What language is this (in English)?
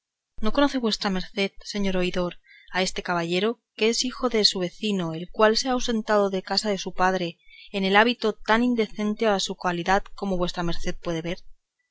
Spanish